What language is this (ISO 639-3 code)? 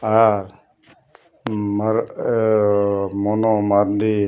sat